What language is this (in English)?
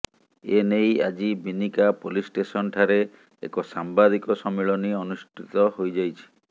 Odia